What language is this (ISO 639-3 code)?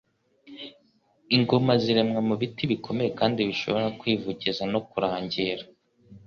kin